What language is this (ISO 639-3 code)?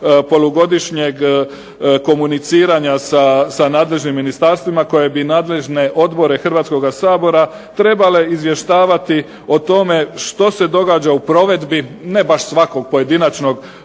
hrv